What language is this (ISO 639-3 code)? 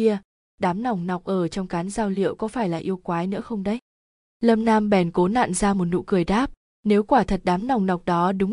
vie